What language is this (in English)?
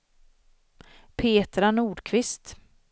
Swedish